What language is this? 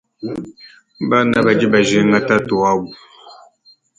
Luba-Lulua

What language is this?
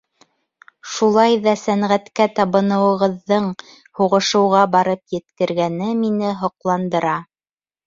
Bashkir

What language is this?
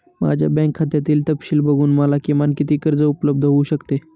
Marathi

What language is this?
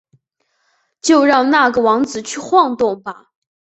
Chinese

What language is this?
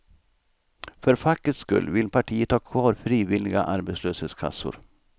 Swedish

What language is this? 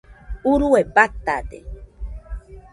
Nüpode Huitoto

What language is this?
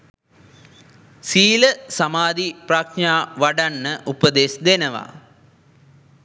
Sinhala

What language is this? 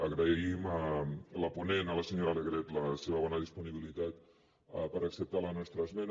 Catalan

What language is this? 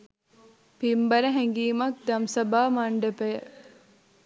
Sinhala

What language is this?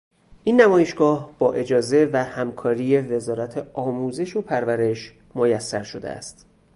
Persian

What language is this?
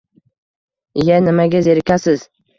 Uzbek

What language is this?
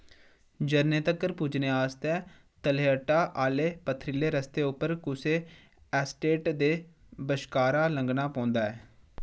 Dogri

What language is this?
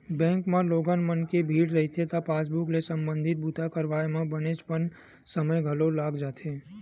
Chhattisgarhi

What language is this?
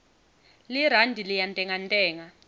Swati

